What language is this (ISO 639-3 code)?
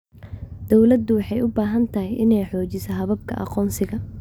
som